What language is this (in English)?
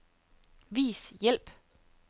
Danish